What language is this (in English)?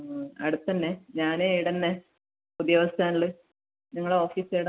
Malayalam